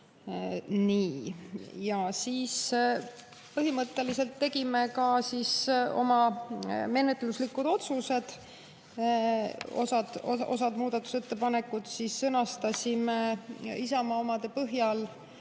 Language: Estonian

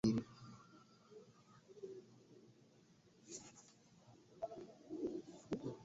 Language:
Swahili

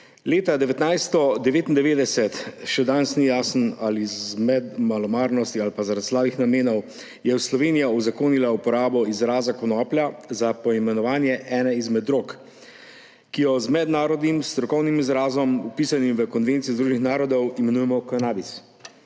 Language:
Slovenian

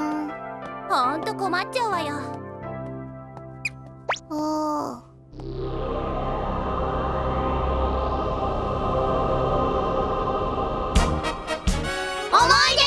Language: Japanese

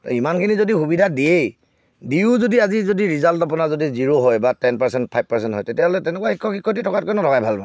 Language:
Assamese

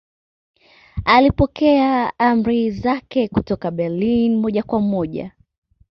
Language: Swahili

